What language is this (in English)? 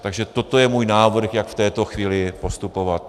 Czech